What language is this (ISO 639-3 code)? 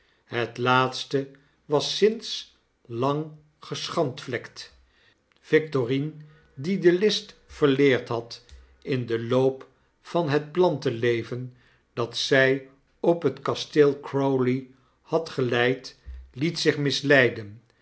nld